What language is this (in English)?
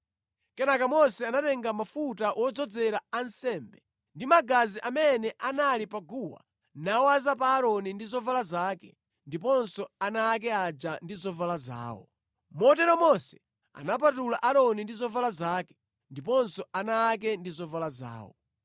Nyanja